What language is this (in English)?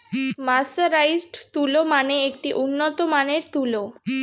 Bangla